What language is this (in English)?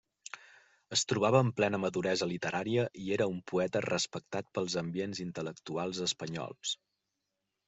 Catalan